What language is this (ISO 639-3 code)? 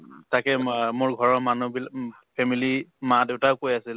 asm